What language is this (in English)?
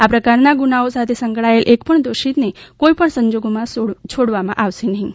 Gujarati